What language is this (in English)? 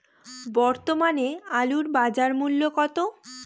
Bangla